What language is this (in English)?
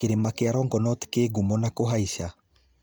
Kikuyu